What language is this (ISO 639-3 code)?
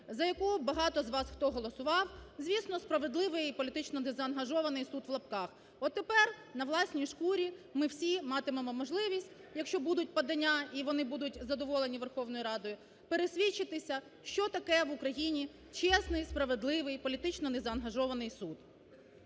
ukr